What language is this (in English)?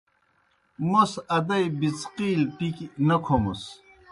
Kohistani Shina